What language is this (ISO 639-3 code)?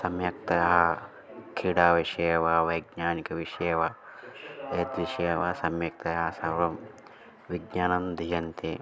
san